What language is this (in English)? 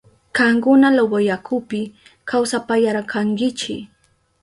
Southern Pastaza Quechua